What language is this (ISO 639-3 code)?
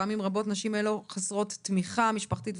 heb